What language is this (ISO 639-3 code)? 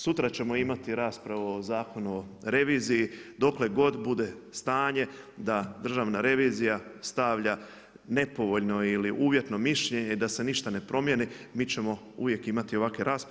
hrv